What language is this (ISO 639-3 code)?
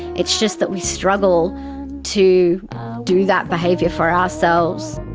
eng